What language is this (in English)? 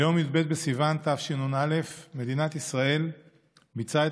Hebrew